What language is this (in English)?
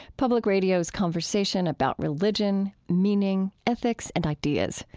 English